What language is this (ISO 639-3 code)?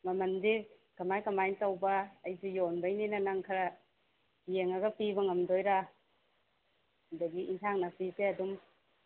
mni